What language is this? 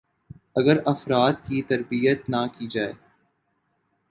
Urdu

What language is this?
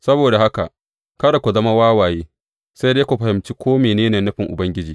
Hausa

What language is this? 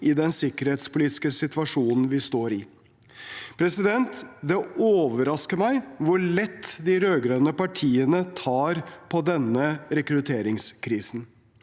Norwegian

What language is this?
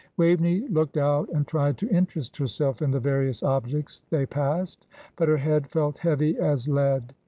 English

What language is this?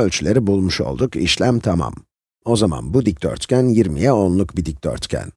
Turkish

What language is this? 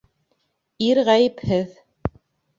Bashkir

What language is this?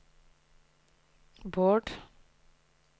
Norwegian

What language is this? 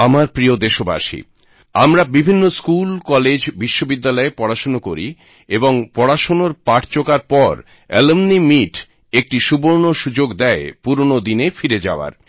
Bangla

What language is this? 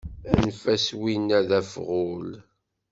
Kabyle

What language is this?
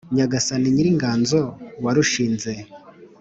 Kinyarwanda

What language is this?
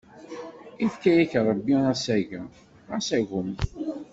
Kabyle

